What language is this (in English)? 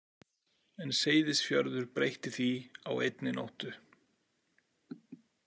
Icelandic